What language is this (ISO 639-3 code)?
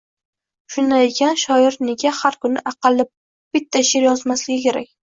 uzb